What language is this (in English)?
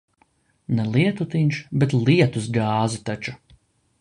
Latvian